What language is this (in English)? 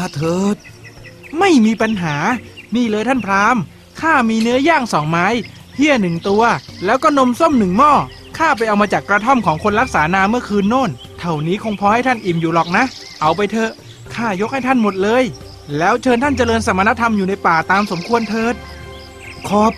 Thai